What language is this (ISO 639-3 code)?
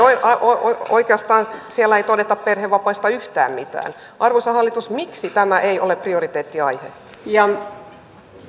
fin